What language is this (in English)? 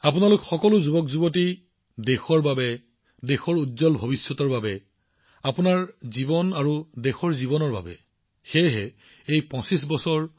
Assamese